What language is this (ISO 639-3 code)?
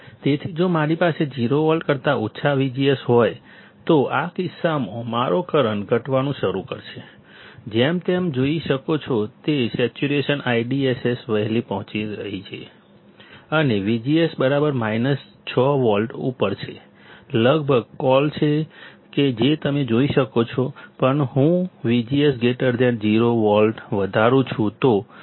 guj